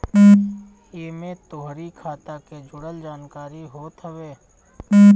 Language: Bhojpuri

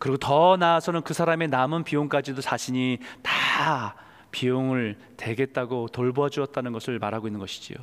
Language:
Korean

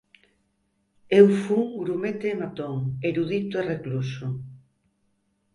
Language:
Galician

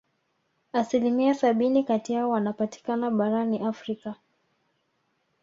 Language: Swahili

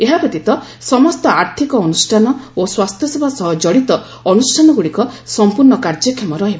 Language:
Odia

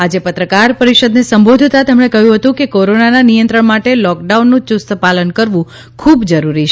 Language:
Gujarati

